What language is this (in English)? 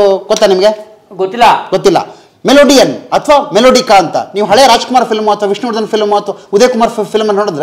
Kannada